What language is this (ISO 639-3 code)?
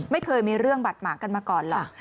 tha